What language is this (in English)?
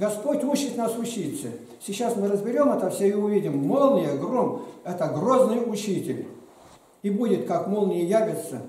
Russian